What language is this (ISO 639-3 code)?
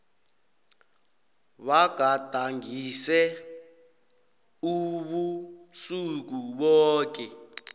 nbl